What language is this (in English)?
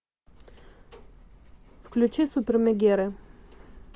Russian